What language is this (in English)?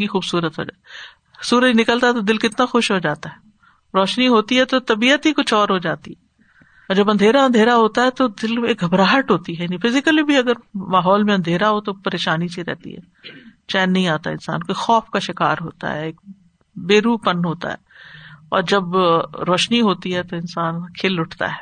Urdu